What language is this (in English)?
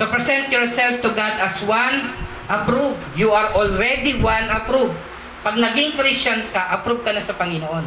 Filipino